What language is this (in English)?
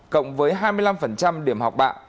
Vietnamese